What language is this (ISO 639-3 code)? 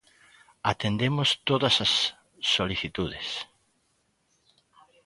glg